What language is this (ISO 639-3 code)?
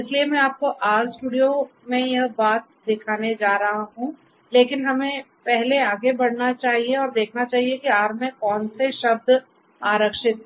hin